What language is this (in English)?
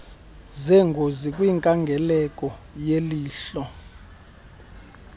Xhosa